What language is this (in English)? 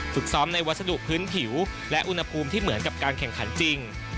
Thai